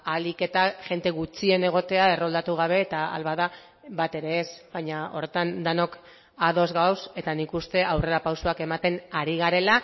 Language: Basque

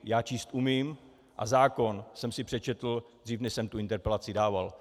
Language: Czech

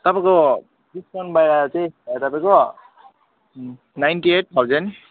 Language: Nepali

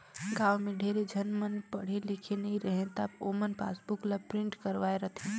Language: Chhattisgarhi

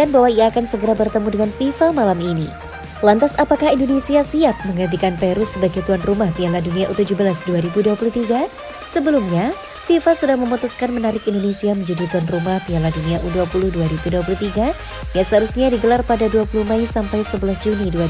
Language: Indonesian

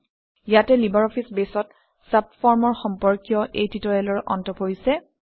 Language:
Assamese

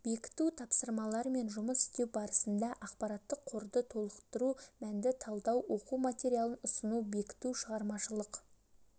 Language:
Kazakh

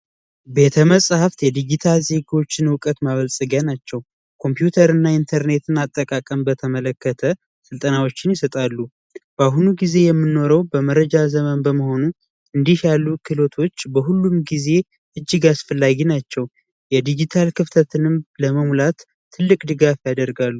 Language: Amharic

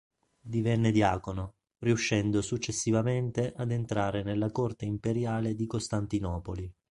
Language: Italian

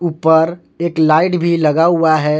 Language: Hindi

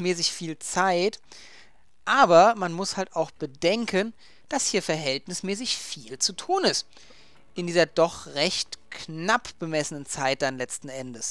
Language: German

